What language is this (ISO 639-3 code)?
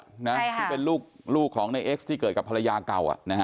tha